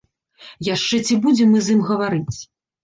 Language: Belarusian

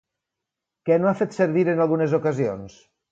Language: Catalan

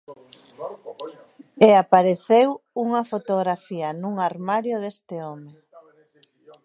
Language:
Galician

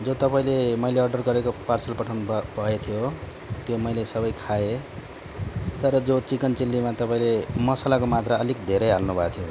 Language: Nepali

